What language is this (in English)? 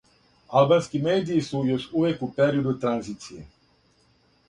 Serbian